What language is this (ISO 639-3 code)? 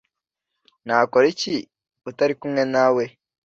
kin